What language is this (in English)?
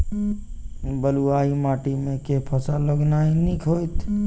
Maithili